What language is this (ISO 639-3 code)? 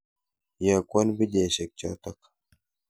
kln